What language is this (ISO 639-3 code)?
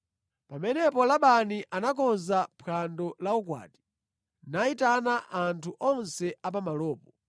nya